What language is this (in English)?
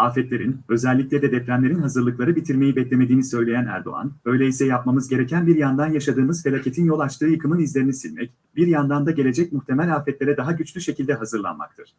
Turkish